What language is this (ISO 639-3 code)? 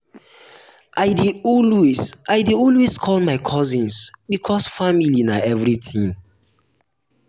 pcm